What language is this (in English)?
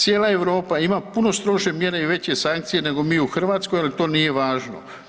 Croatian